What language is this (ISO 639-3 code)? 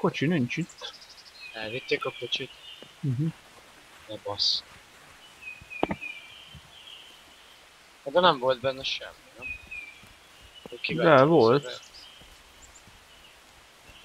hun